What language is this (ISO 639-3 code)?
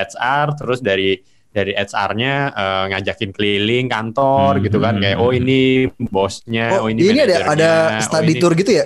ind